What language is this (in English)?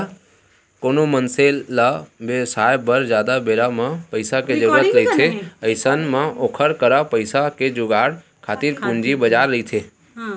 Chhattisgarhi